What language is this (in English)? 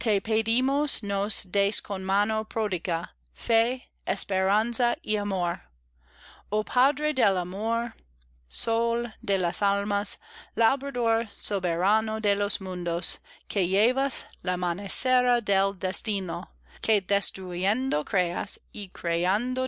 Spanish